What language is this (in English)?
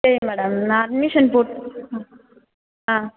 Tamil